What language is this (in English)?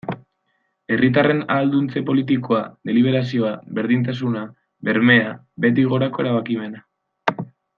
Basque